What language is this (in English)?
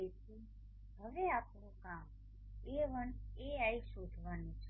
Gujarati